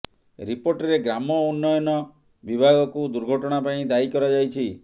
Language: Odia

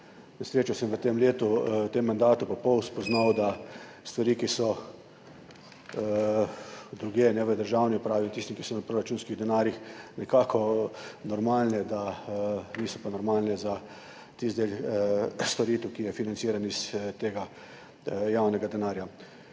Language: Slovenian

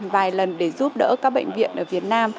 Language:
Vietnamese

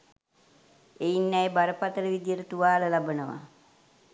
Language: Sinhala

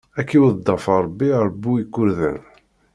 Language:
Kabyle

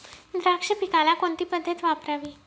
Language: Marathi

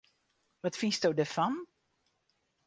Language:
Western Frisian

